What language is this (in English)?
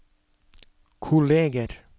Norwegian